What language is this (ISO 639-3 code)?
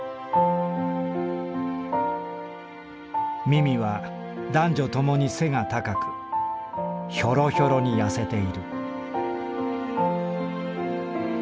jpn